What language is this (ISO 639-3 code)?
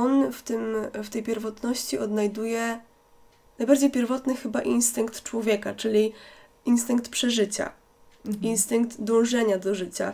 pol